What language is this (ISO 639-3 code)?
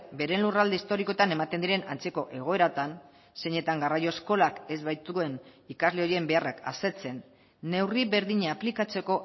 eus